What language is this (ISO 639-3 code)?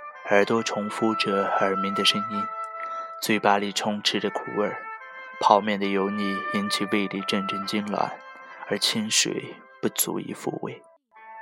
zho